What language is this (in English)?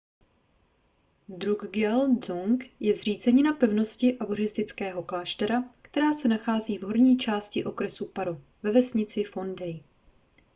Czech